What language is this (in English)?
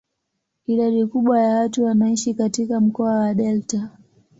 Swahili